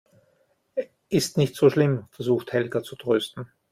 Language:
German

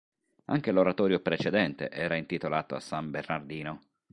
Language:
Italian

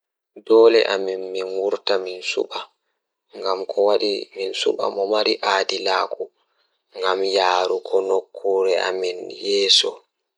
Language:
Fula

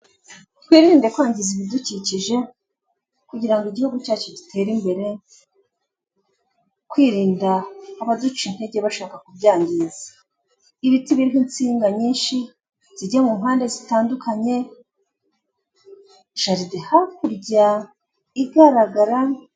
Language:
Kinyarwanda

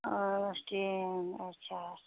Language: Kashmiri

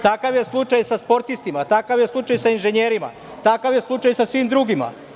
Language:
Serbian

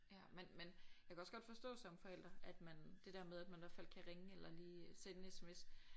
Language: Danish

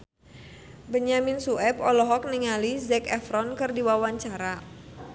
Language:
Sundanese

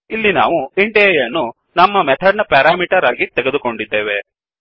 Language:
Kannada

